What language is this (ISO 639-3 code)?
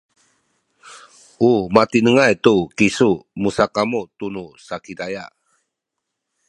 szy